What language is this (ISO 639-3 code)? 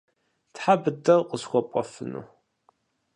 kbd